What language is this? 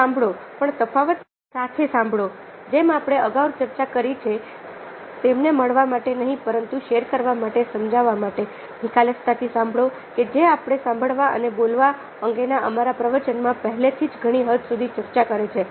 Gujarati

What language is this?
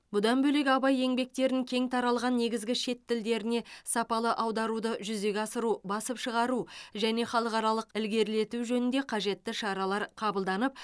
Kazakh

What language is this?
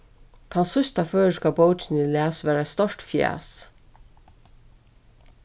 Faroese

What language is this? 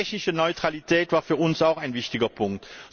German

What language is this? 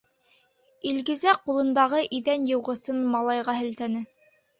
Bashkir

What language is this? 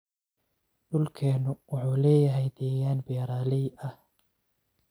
Somali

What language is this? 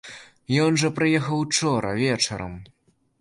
Belarusian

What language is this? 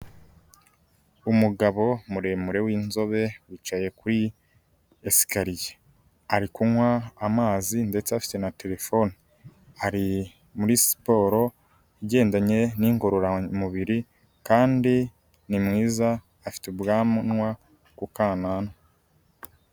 Kinyarwanda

